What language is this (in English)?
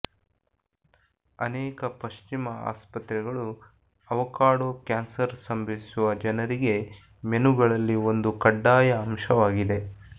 Kannada